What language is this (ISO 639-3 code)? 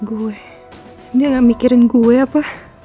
ind